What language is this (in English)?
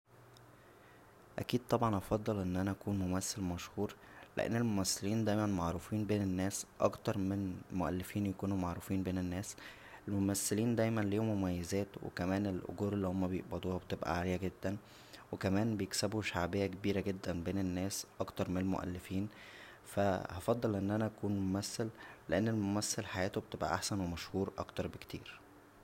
Egyptian Arabic